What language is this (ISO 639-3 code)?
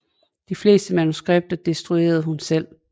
dan